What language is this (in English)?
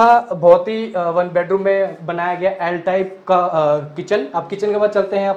Hindi